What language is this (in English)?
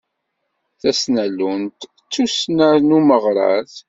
Kabyle